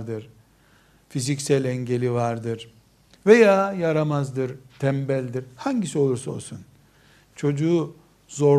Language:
Turkish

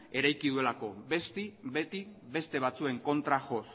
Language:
Basque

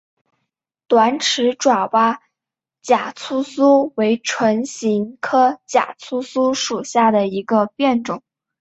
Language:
Chinese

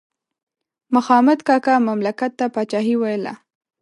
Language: Pashto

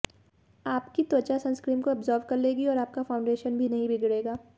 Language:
Hindi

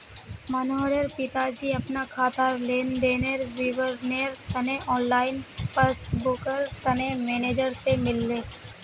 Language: Magahi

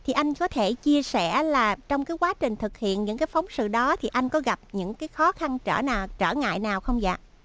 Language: Vietnamese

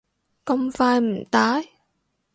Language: Cantonese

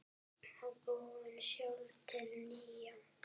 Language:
Icelandic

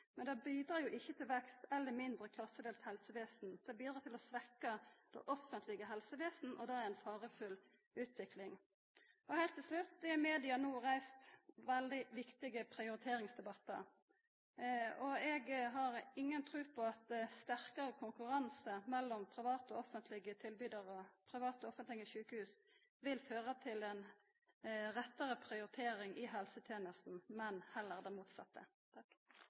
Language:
Norwegian Nynorsk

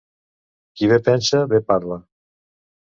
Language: Catalan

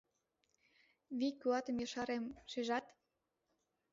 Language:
Mari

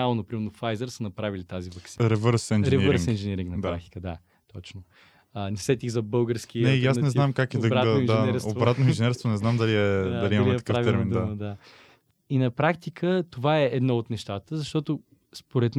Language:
Bulgarian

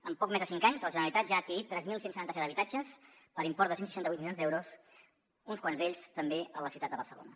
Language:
Catalan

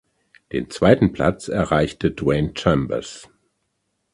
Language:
German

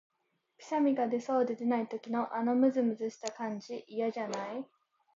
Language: Japanese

